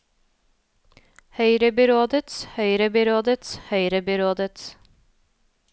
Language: Norwegian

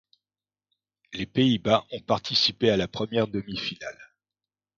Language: French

